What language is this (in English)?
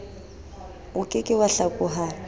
Southern Sotho